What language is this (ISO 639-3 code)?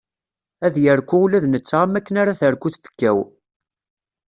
kab